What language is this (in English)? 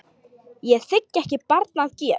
Icelandic